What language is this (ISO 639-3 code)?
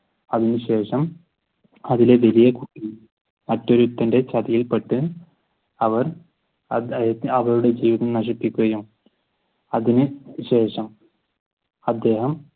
mal